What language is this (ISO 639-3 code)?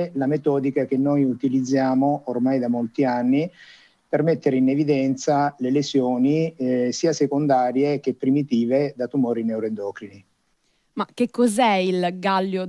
ita